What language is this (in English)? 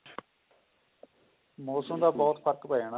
Punjabi